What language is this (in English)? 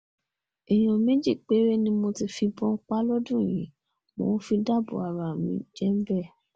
Yoruba